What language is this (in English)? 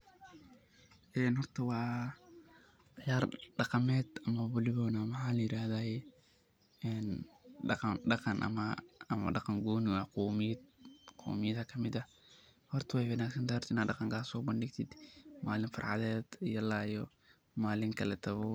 Somali